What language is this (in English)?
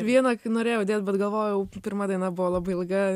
Lithuanian